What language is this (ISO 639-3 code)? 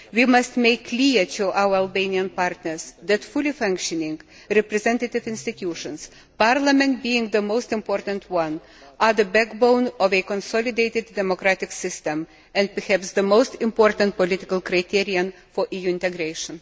eng